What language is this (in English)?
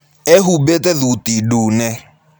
Kikuyu